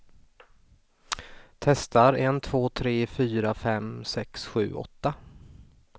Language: Swedish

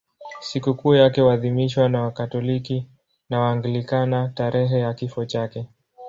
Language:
Swahili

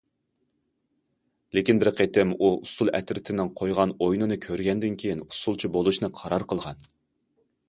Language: Uyghur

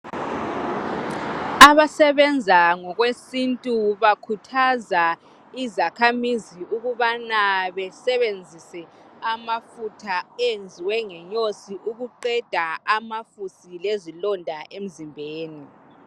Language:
North Ndebele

